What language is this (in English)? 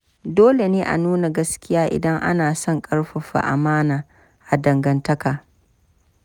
Hausa